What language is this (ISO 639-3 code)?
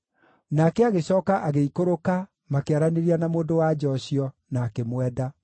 kik